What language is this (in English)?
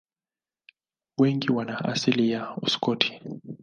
Swahili